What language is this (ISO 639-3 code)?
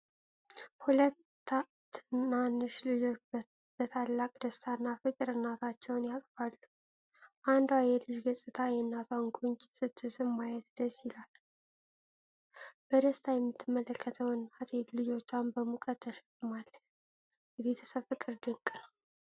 amh